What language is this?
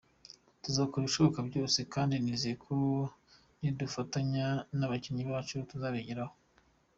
Kinyarwanda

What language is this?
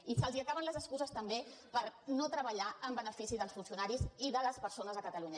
Catalan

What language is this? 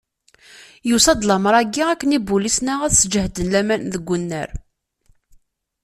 Kabyle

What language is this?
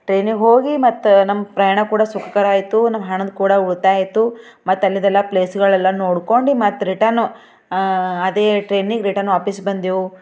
Kannada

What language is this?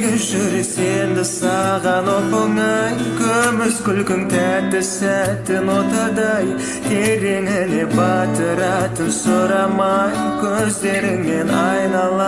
Kazakh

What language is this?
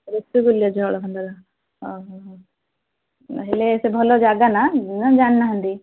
Odia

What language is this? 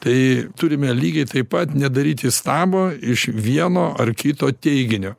Lithuanian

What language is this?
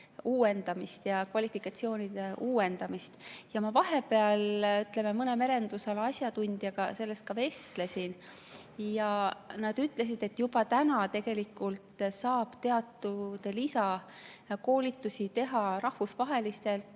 Estonian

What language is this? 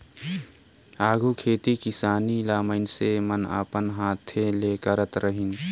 Chhattisgarhi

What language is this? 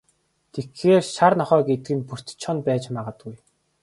Mongolian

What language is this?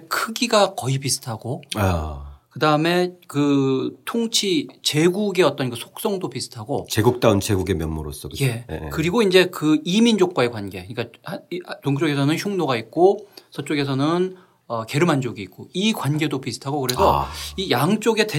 Korean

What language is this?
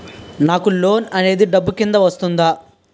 Telugu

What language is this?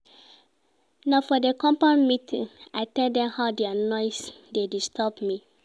Nigerian Pidgin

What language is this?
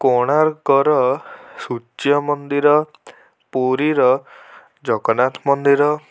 Odia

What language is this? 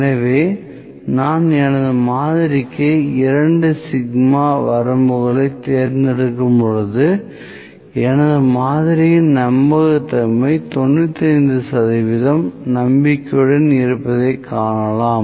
Tamil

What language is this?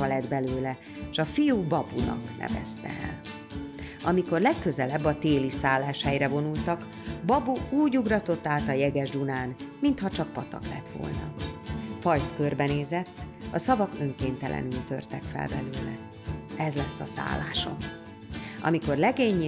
Hungarian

